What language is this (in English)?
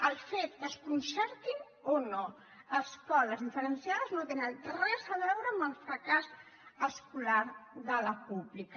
Catalan